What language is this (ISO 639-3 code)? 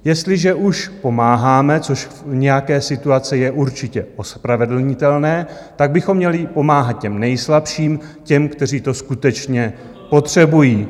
ces